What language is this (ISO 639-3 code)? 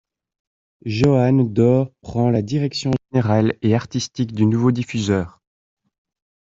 fra